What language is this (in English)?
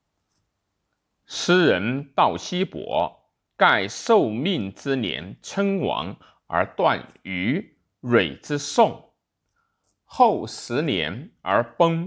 Chinese